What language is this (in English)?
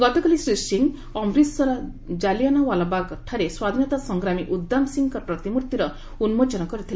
Odia